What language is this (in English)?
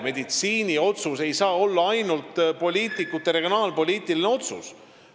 Estonian